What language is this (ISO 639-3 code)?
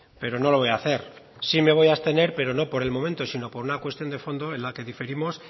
spa